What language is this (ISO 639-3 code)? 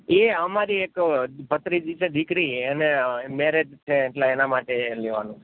guj